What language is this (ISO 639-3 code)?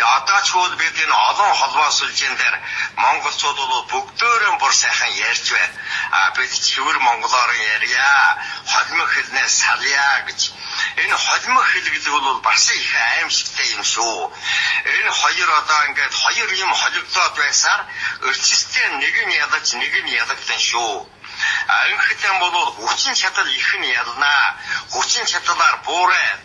jpn